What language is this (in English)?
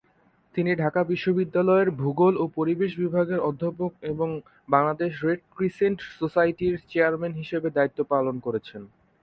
Bangla